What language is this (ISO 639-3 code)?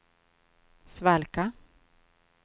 swe